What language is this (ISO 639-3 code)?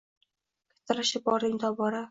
uzb